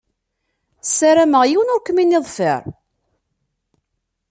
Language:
Kabyle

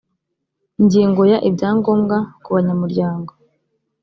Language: Kinyarwanda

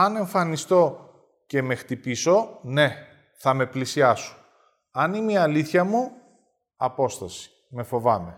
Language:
Greek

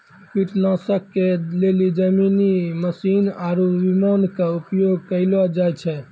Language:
Maithili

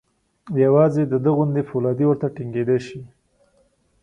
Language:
Pashto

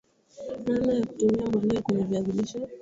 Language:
Swahili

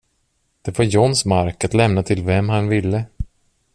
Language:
Swedish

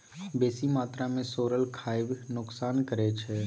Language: Maithili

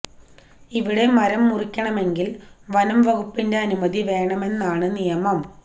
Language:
Malayalam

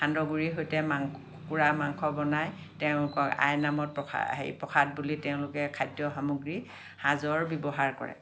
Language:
Assamese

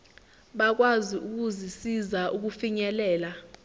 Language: Zulu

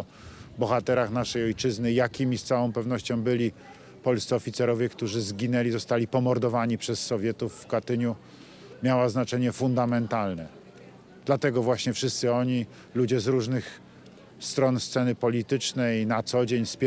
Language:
Polish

